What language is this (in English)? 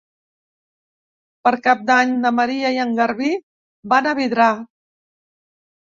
Catalan